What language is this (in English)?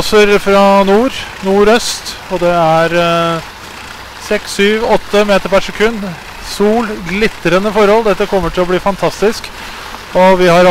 Norwegian